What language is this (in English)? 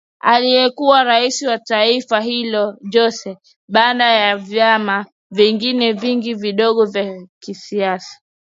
Swahili